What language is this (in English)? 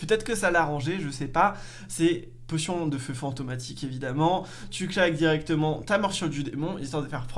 French